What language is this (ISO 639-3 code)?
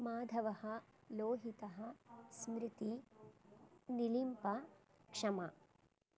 san